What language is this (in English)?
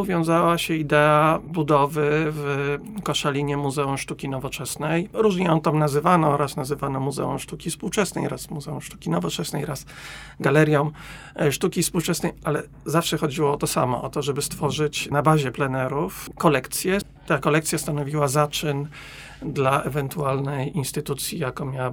Polish